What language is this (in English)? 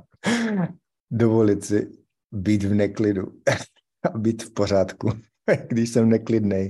Czech